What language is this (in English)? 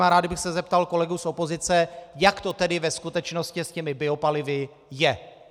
Czech